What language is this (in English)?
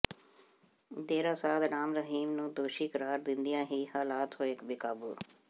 Punjabi